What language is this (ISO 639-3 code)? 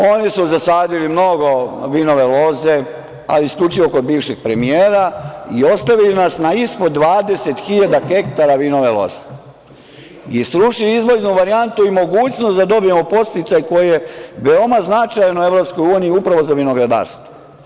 srp